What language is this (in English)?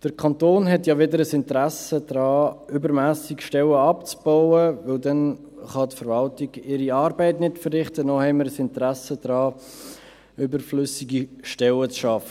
Swiss German